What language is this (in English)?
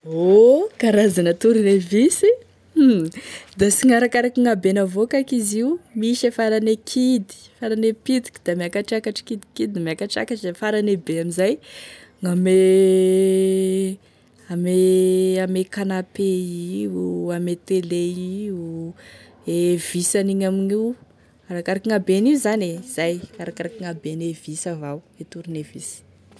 Tesaka Malagasy